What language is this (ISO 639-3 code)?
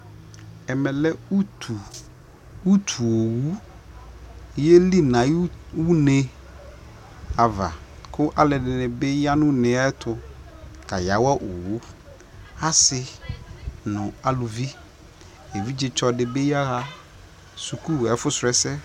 kpo